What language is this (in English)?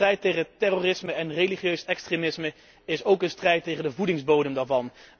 Dutch